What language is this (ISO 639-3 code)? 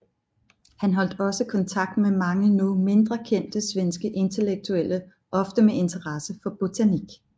dan